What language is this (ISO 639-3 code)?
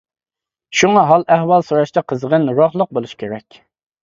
uig